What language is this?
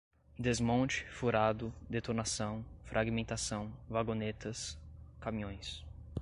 Portuguese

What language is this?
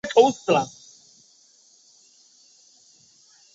Chinese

